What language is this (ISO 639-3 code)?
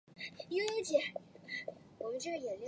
zho